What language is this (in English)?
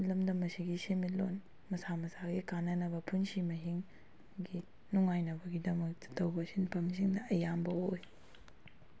Manipuri